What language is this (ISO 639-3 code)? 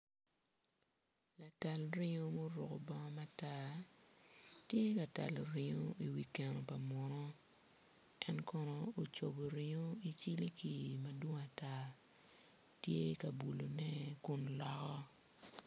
ach